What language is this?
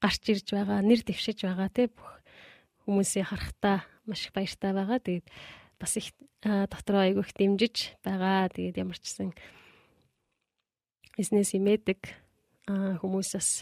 Korean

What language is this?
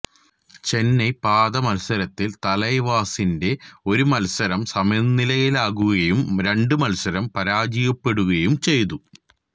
Malayalam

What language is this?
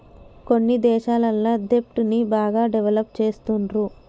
Telugu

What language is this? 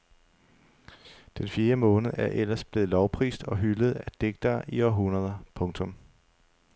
Danish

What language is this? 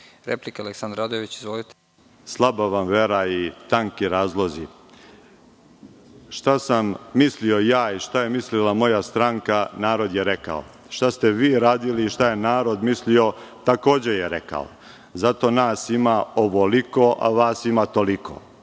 Serbian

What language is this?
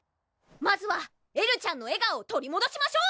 Japanese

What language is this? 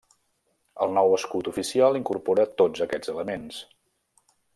Catalan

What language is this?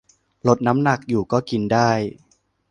Thai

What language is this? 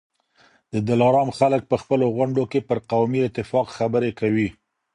Pashto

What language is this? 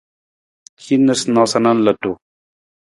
Nawdm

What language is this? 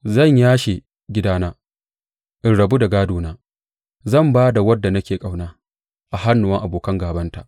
Hausa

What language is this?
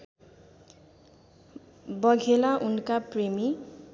Nepali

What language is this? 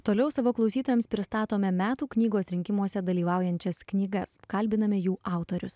Lithuanian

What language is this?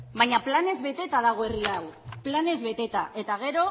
Basque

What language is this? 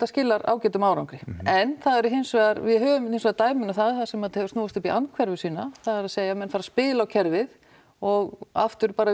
Icelandic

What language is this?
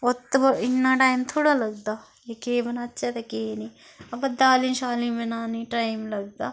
Dogri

